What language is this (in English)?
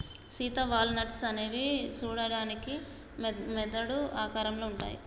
Telugu